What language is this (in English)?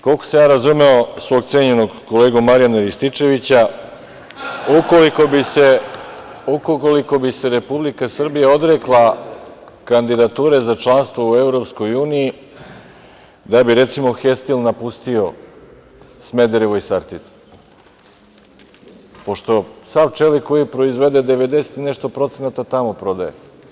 Serbian